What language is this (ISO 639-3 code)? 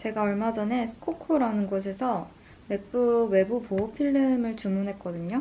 kor